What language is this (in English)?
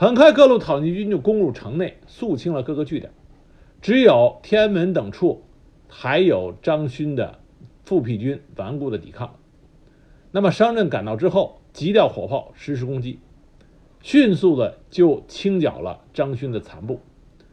Chinese